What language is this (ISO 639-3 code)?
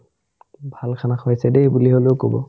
asm